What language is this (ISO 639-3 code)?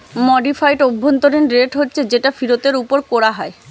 ben